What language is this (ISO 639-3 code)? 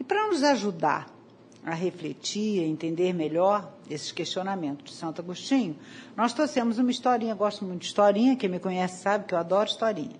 por